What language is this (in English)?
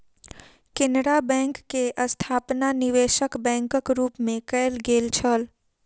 Maithili